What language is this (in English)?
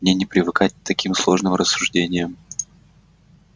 Russian